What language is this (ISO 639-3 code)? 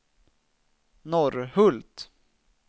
swe